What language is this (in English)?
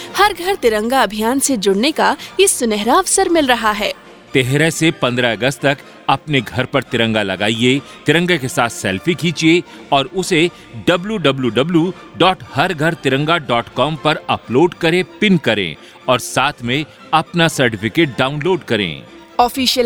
Hindi